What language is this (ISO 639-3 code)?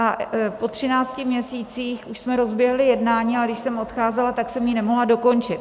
ces